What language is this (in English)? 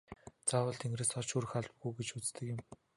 Mongolian